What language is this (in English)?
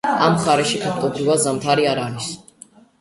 Georgian